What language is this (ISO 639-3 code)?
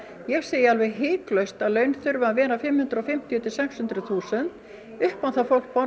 isl